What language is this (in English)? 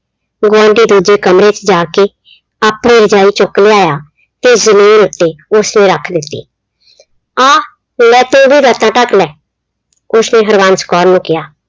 Punjabi